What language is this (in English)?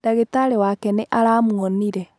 Kikuyu